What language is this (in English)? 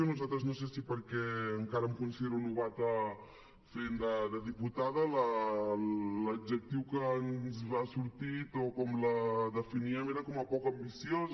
Catalan